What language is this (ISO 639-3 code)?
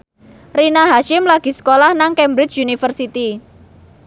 jav